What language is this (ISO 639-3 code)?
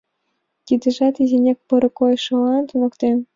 chm